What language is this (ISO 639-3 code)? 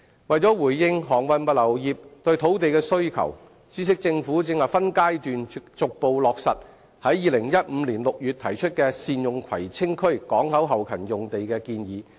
yue